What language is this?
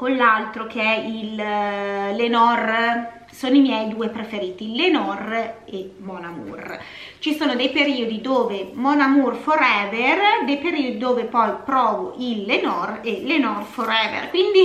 Italian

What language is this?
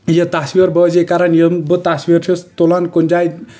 Kashmiri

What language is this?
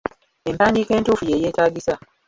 Ganda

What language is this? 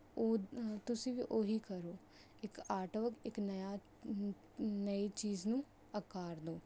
Punjabi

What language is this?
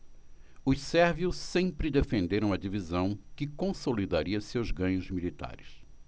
Portuguese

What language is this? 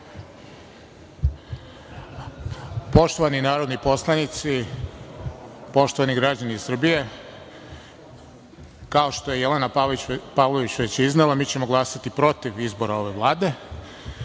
Serbian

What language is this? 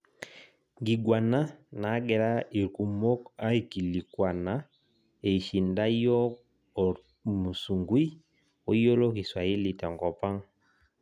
Masai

